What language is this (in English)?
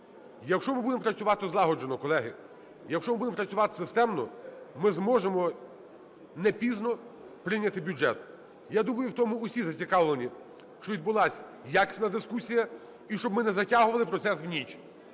Ukrainian